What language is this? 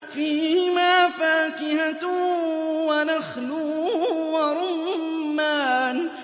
Arabic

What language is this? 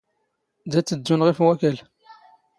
Standard Moroccan Tamazight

